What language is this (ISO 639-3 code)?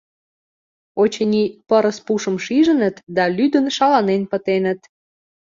chm